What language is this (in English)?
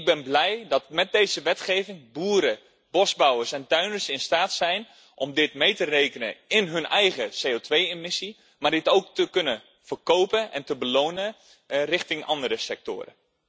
Dutch